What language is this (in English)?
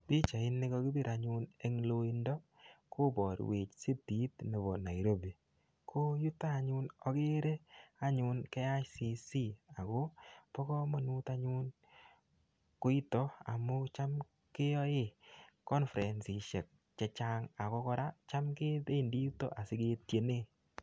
Kalenjin